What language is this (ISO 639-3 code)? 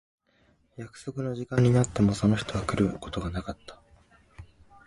jpn